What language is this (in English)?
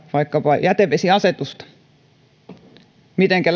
Finnish